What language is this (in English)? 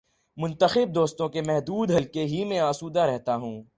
Urdu